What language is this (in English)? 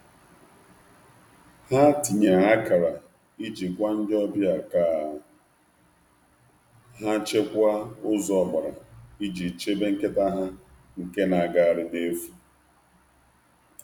Igbo